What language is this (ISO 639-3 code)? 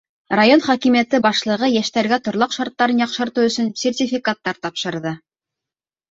bak